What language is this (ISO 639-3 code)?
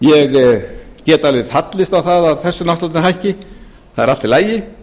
isl